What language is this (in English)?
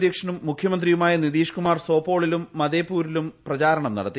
Malayalam